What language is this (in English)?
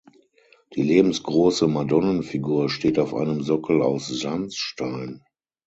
German